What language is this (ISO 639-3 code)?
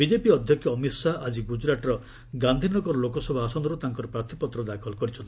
ori